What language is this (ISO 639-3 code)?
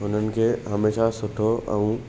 snd